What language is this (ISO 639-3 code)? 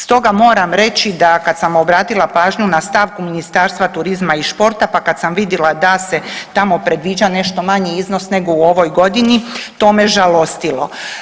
hrv